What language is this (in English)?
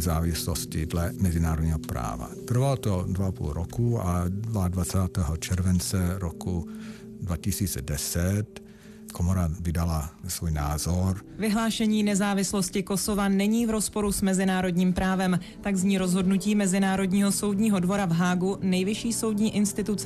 Czech